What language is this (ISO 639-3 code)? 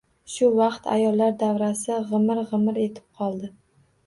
uzb